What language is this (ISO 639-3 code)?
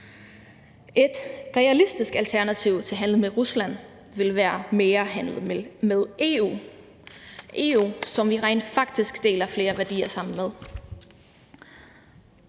dan